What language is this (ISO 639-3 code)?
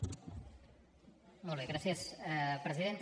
cat